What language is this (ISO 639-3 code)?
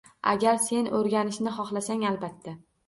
uzb